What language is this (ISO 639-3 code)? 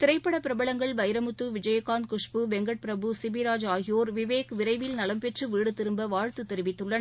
tam